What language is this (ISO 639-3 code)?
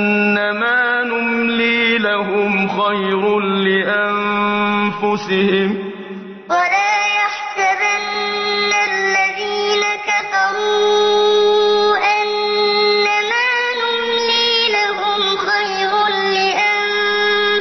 ara